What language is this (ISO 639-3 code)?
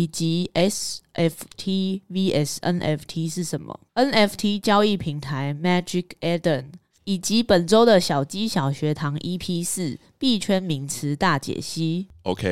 zho